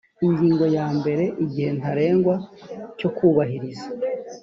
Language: Kinyarwanda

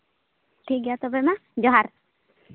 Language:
Santali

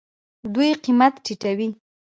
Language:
Pashto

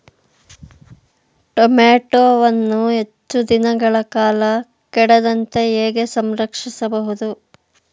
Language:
Kannada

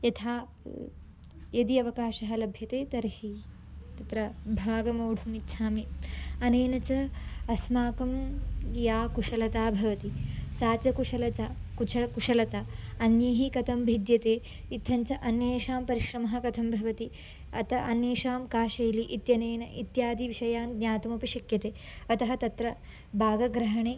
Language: Sanskrit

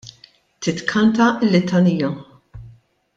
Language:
Maltese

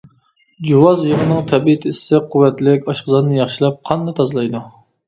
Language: Uyghur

